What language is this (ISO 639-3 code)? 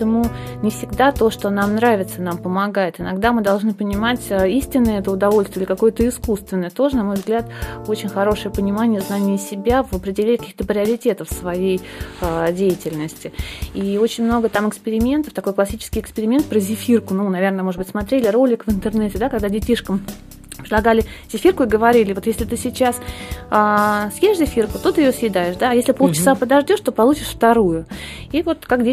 rus